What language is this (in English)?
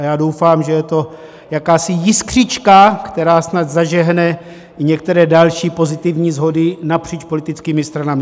Czech